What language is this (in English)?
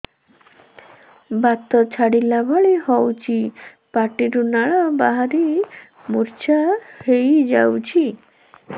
Odia